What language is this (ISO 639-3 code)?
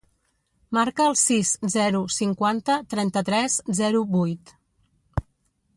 cat